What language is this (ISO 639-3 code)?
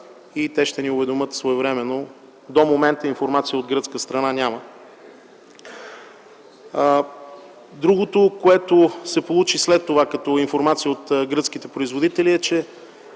bul